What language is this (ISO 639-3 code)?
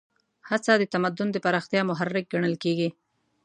pus